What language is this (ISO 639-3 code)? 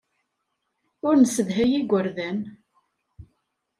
kab